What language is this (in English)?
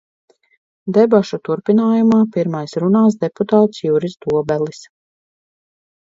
Latvian